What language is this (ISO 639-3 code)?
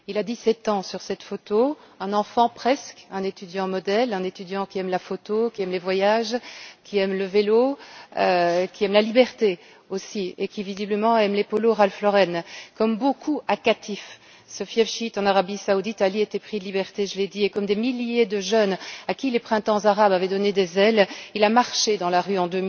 fra